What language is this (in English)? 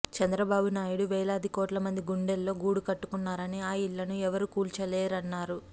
Telugu